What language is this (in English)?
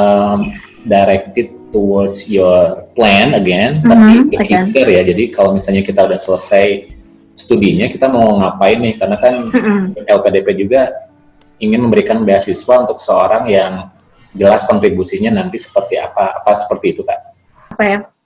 Indonesian